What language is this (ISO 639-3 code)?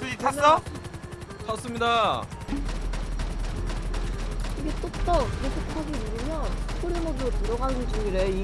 kor